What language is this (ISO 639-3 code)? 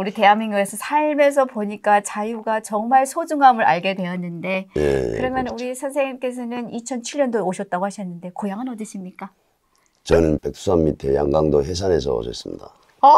kor